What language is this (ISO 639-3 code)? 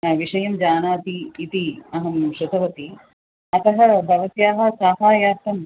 san